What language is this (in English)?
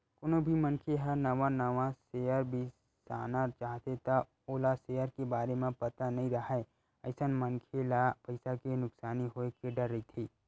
Chhattisgarhi